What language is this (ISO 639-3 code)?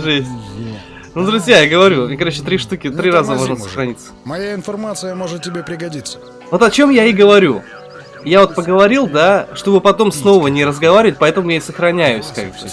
rus